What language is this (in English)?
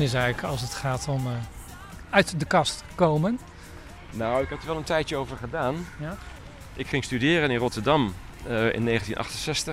Dutch